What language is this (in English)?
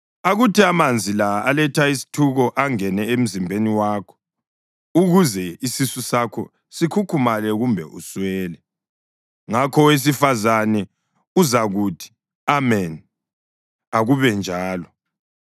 North Ndebele